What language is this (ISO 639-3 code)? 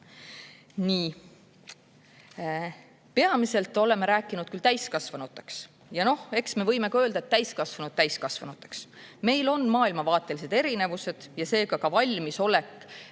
est